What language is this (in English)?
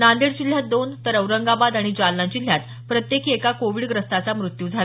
Marathi